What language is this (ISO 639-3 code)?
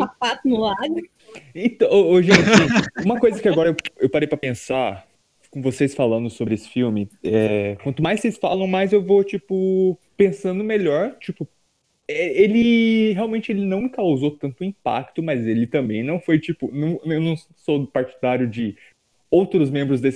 por